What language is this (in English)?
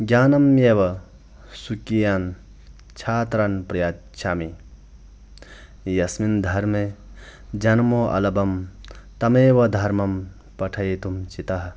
Sanskrit